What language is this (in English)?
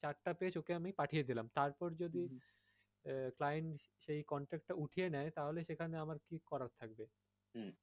Bangla